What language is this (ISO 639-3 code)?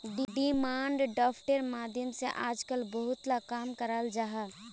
mag